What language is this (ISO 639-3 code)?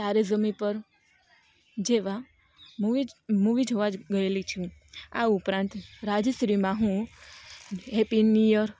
guj